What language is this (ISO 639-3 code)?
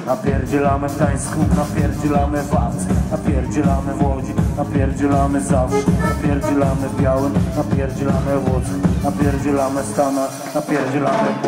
pol